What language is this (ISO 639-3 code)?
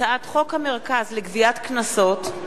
heb